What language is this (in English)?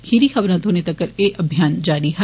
Dogri